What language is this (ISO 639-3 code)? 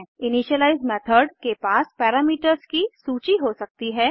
hin